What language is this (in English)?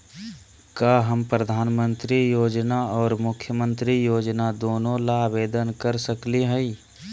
Magahi